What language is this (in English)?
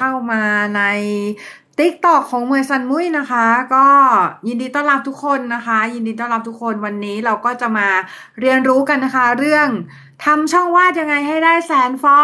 Thai